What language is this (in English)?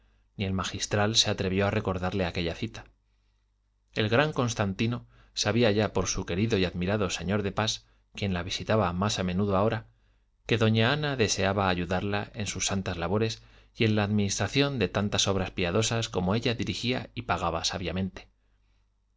Spanish